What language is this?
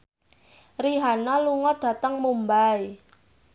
Javanese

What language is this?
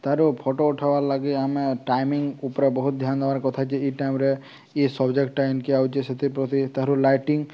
Odia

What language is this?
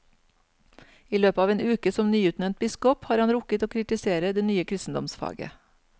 Norwegian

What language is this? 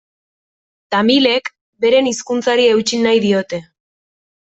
Basque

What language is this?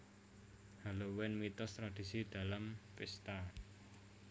Javanese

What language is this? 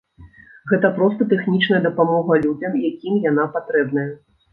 Belarusian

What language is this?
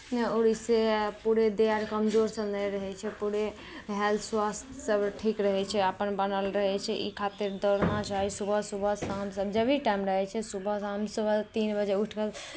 Maithili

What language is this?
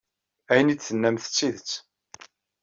Kabyle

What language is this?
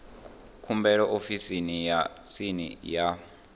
Venda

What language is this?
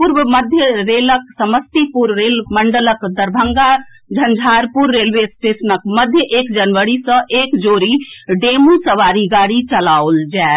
Maithili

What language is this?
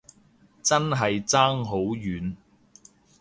Cantonese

